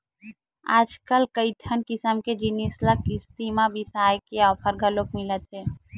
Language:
Chhattisgarhi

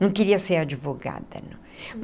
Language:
Portuguese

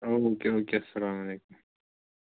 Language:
Kashmiri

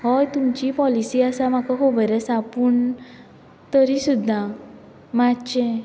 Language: Konkani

